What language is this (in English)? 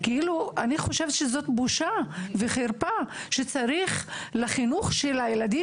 Hebrew